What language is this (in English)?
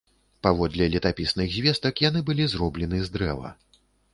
Belarusian